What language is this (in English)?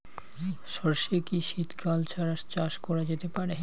Bangla